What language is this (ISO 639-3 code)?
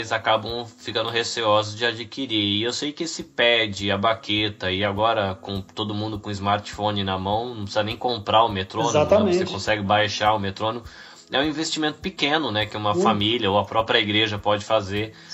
por